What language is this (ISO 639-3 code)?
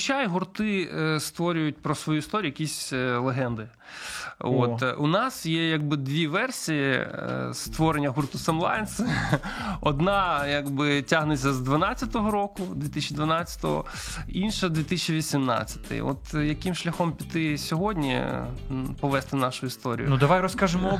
ukr